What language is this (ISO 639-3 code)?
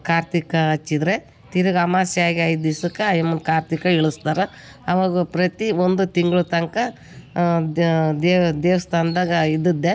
kan